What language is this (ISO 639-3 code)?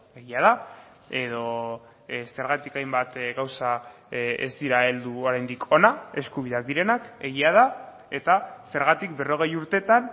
eus